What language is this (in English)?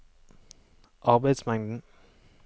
Norwegian